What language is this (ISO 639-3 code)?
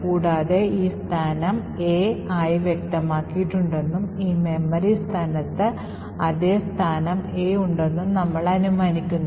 mal